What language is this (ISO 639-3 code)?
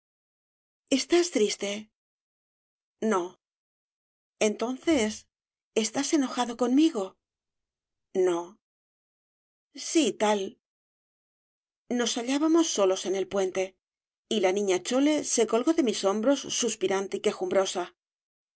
spa